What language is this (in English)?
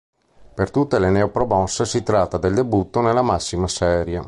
Italian